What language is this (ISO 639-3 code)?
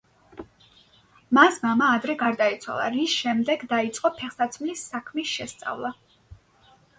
kat